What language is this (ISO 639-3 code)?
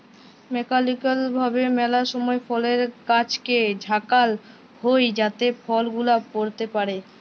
ben